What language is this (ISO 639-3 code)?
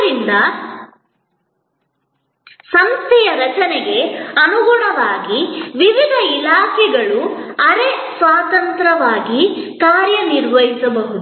kan